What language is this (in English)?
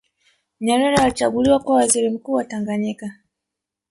Swahili